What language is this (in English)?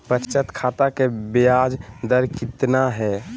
Magahi